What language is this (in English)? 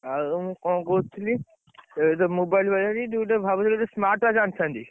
Odia